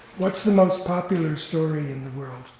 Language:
English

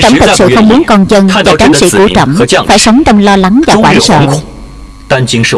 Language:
Vietnamese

